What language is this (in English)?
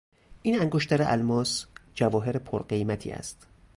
Persian